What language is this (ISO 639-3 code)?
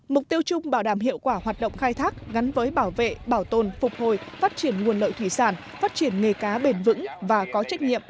vie